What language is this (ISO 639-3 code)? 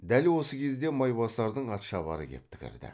kaz